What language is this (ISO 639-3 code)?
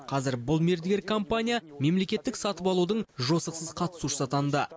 kaz